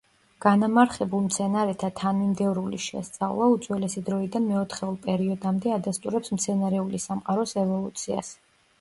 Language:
Georgian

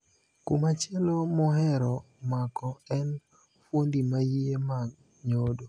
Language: Luo (Kenya and Tanzania)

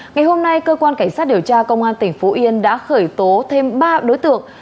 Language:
Vietnamese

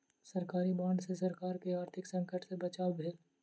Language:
Maithili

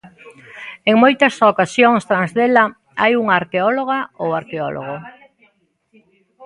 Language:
Galician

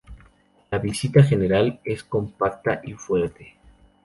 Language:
Spanish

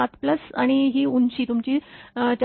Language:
Marathi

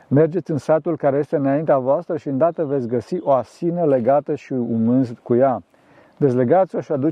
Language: Romanian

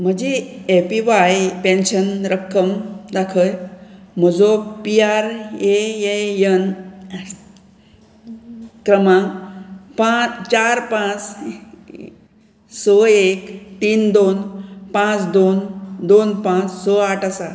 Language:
Konkani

